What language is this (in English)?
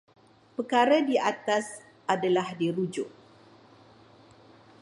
Malay